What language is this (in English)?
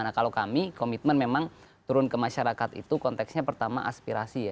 Indonesian